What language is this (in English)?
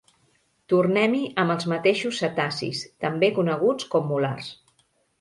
Catalan